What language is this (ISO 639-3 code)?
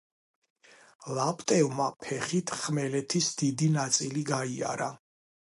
kat